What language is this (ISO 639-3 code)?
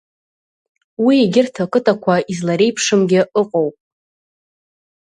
abk